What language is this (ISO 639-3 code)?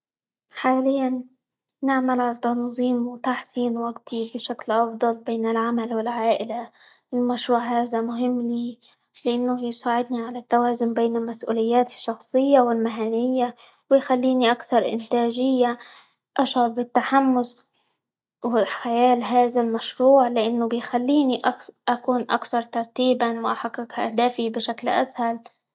ayl